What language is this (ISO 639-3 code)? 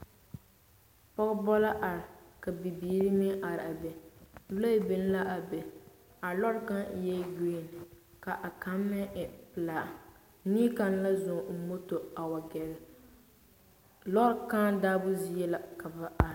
dga